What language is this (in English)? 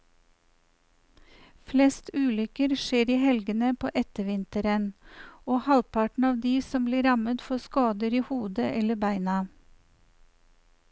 Norwegian